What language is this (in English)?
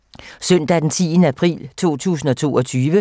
Danish